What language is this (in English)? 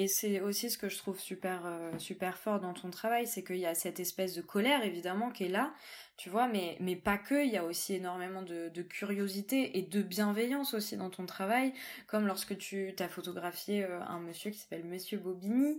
French